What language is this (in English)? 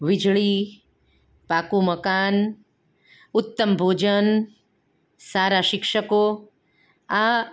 Gujarati